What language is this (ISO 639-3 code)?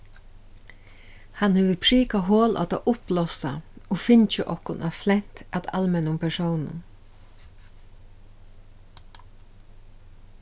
fao